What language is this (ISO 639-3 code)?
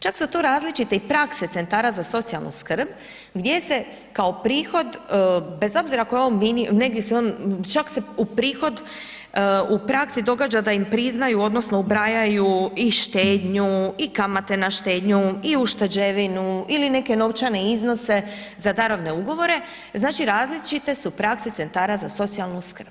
hrv